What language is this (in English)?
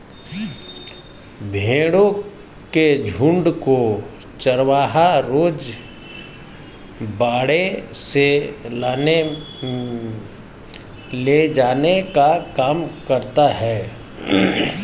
Hindi